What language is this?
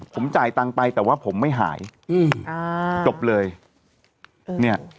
Thai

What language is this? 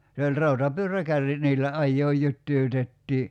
Finnish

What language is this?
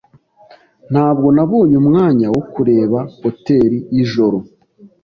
Kinyarwanda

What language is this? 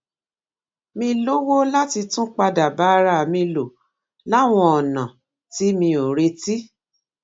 Yoruba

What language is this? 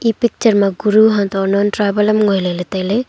Wancho Naga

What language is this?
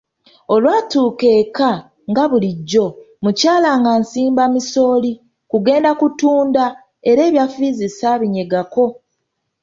Ganda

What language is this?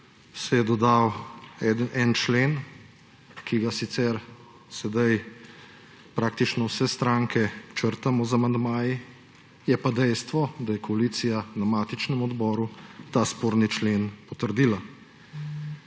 Slovenian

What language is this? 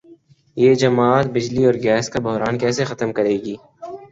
Urdu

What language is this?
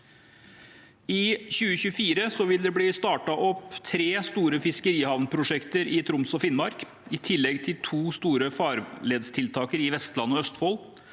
Norwegian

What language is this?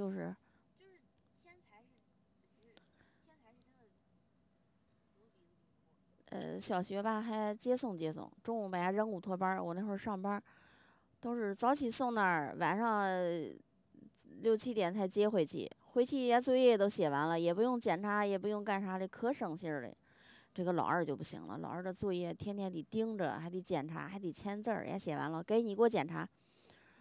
Chinese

